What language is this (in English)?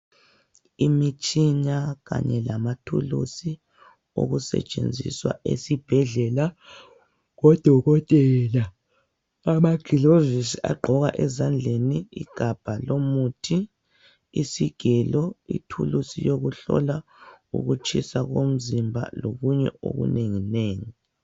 North Ndebele